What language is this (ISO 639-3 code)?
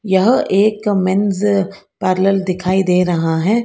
hin